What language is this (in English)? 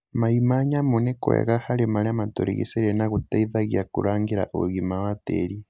Kikuyu